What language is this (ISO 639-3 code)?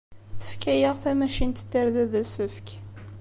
kab